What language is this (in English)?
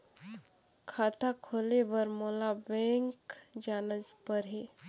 Chhattisgarhi